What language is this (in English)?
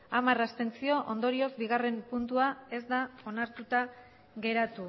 Basque